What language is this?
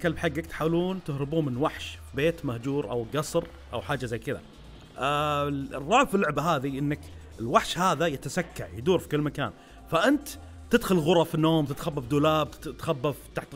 Arabic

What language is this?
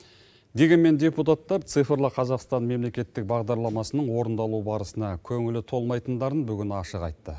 Kazakh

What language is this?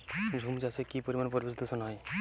Bangla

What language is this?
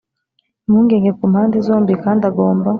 Kinyarwanda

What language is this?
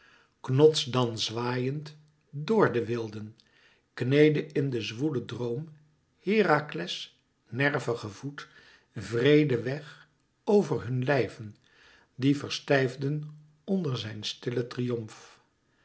Dutch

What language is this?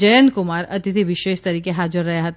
Gujarati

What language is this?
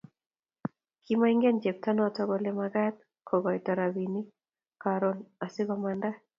Kalenjin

